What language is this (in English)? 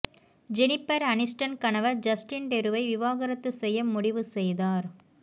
Tamil